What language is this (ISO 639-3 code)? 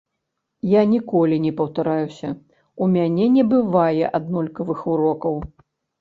bel